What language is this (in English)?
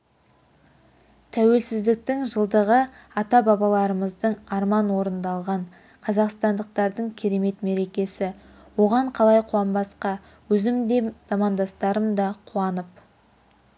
Kazakh